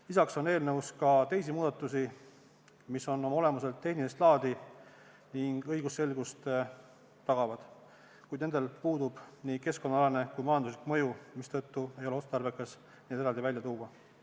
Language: Estonian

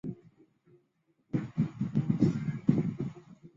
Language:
Chinese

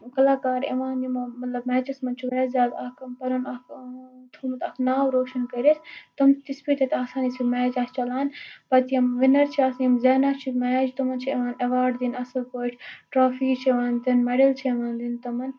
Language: Kashmiri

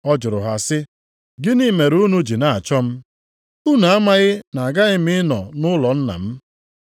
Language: Igbo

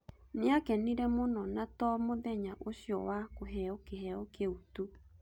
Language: Kikuyu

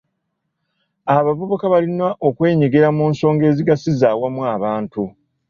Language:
Ganda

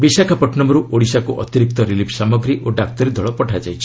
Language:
Odia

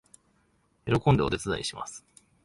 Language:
Japanese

